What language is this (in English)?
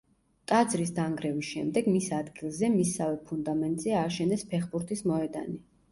Georgian